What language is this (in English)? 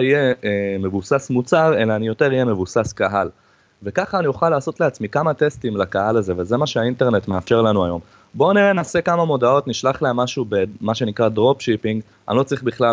Hebrew